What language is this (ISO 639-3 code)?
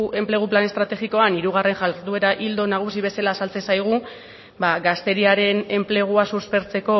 eus